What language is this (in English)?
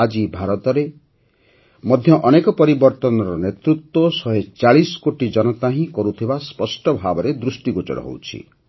Odia